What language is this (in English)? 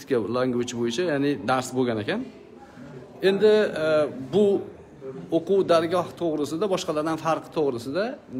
Turkish